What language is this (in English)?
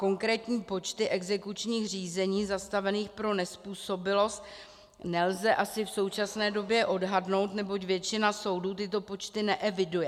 Czech